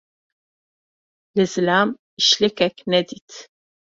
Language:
Kurdish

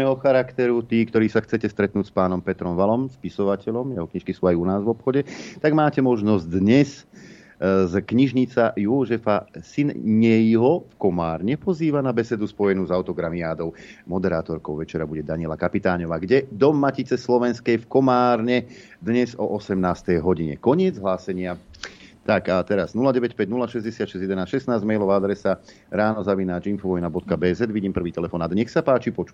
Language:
Slovak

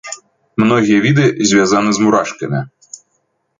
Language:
Belarusian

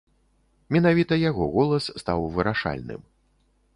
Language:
Belarusian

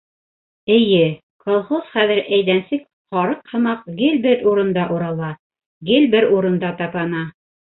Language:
Bashkir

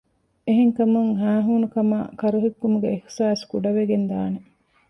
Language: Divehi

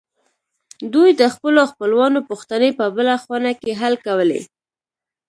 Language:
Pashto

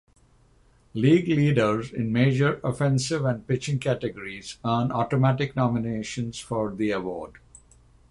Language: English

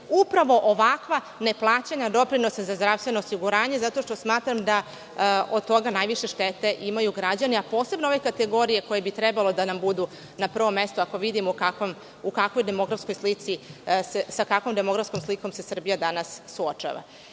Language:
Serbian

